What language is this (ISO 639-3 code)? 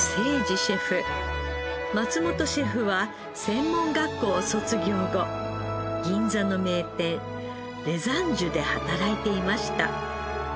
jpn